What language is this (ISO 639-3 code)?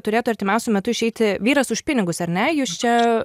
lit